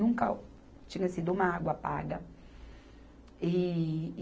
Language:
Portuguese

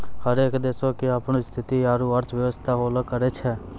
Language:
Maithili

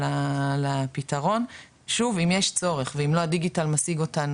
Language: Hebrew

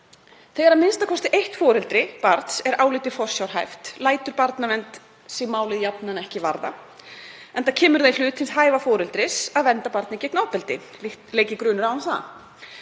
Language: Icelandic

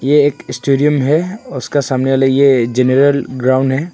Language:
Hindi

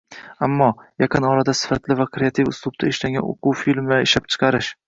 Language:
Uzbek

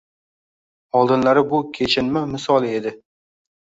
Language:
Uzbek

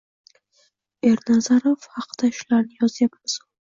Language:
Uzbek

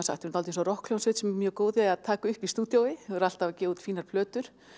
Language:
Icelandic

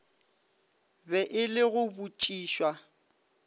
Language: Northern Sotho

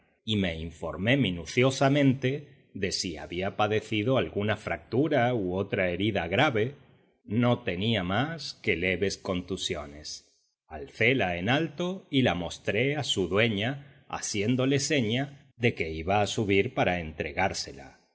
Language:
Spanish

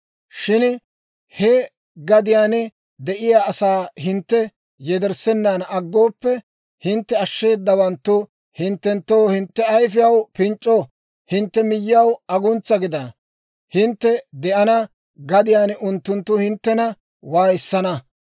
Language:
Dawro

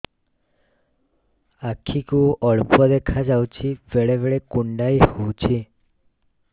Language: Odia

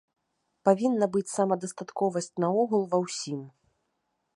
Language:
Belarusian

